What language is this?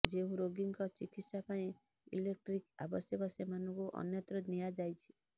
Odia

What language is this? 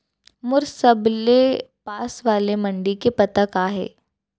Chhattisgarhi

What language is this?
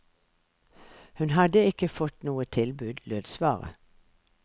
Norwegian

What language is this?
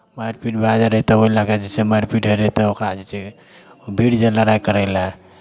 Maithili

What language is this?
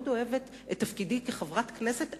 Hebrew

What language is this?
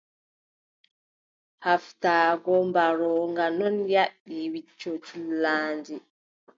Adamawa Fulfulde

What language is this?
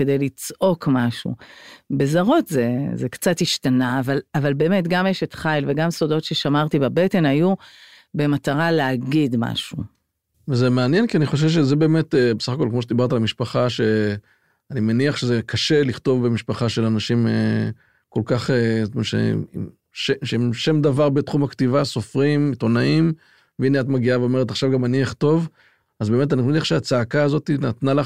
Hebrew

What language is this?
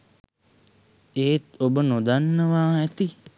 Sinhala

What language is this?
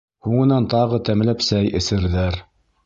Bashkir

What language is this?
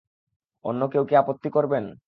Bangla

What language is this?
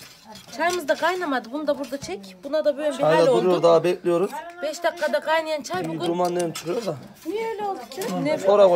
Turkish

